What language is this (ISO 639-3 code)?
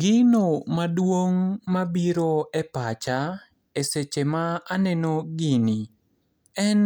luo